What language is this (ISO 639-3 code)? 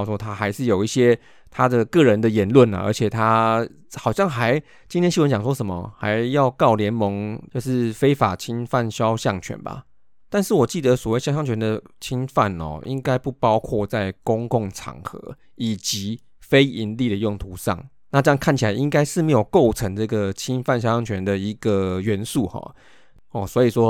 zho